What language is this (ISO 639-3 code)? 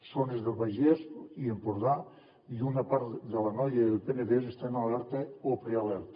cat